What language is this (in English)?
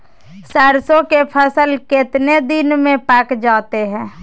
Magahi